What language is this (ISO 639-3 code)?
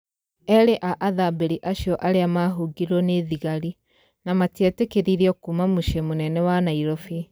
kik